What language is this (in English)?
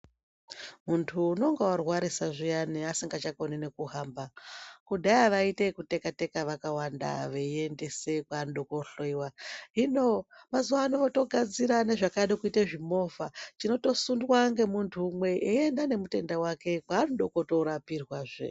Ndau